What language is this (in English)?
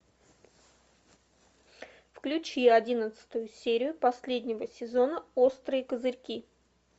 Russian